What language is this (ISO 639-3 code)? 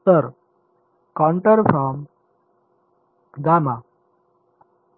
mar